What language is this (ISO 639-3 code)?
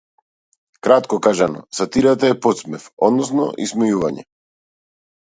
mkd